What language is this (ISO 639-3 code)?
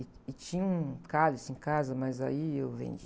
por